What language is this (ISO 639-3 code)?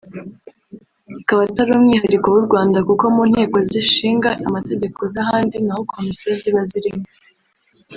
kin